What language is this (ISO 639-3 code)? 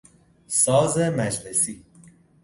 fas